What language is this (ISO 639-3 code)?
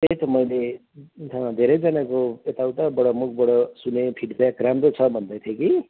nep